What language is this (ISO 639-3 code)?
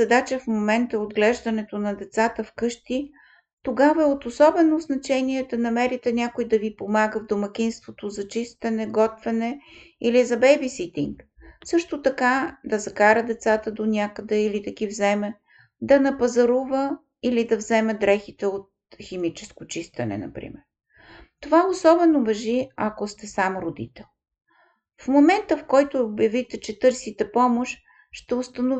bul